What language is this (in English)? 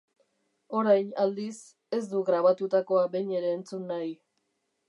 Basque